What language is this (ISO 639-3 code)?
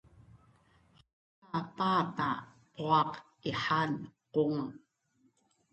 bnn